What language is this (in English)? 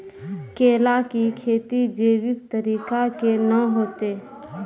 Maithili